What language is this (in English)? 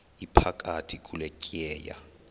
Xhosa